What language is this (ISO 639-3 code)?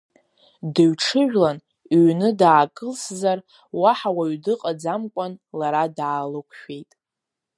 abk